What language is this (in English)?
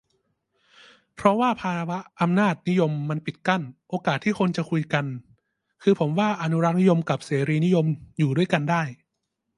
Thai